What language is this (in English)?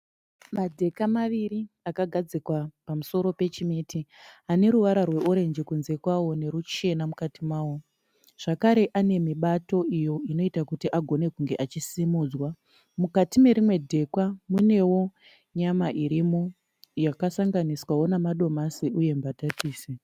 Shona